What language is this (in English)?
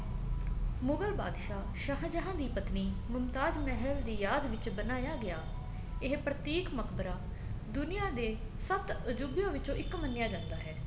Punjabi